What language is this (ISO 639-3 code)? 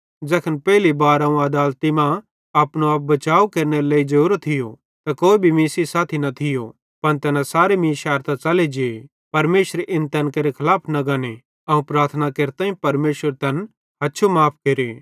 bhd